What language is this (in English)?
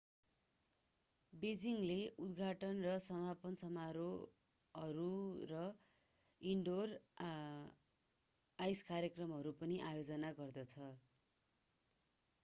Nepali